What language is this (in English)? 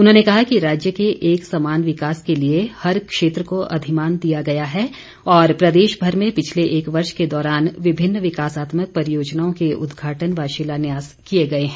Hindi